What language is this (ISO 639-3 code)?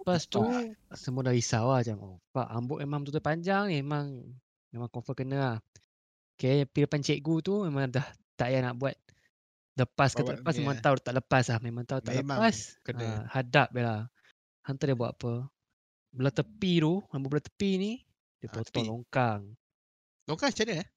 msa